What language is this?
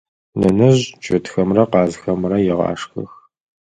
Adyghe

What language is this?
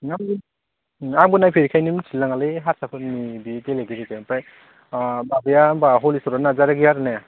Bodo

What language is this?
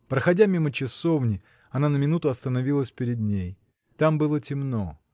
Russian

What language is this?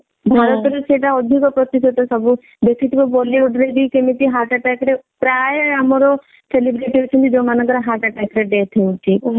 Odia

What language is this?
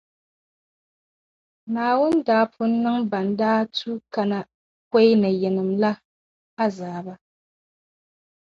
Dagbani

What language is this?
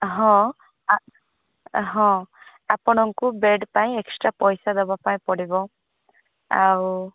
Odia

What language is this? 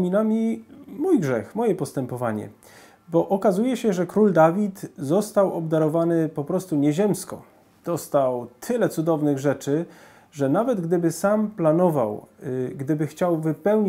Polish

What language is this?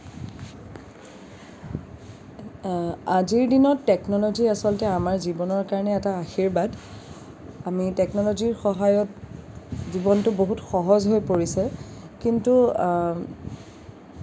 Assamese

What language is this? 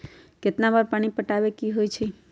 Magahi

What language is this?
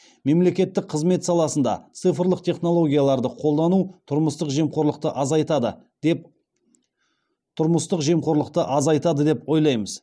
Kazakh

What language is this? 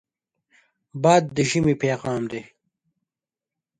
Pashto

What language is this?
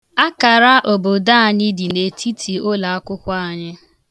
Igbo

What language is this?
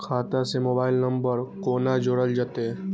Maithili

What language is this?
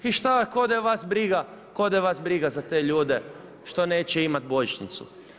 Croatian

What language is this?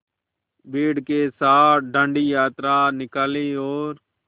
Hindi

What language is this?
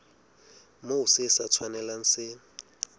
Southern Sotho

